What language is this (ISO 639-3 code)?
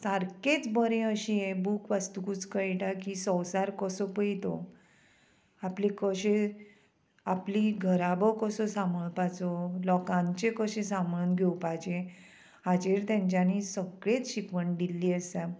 kok